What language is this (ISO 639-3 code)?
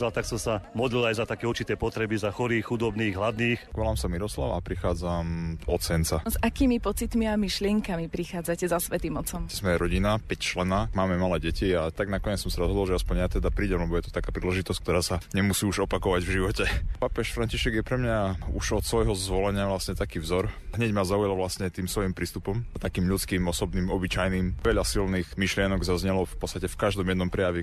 slk